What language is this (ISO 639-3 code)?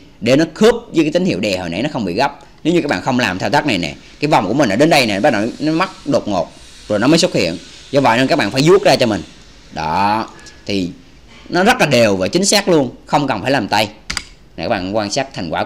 vie